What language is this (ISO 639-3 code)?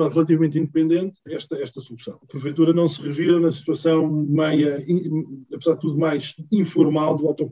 por